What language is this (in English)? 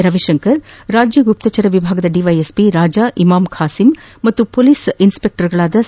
Kannada